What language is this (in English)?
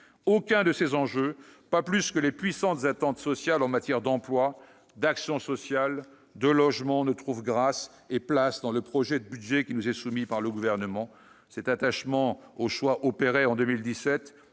French